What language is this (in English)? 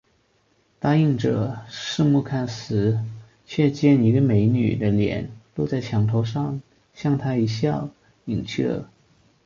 Chinese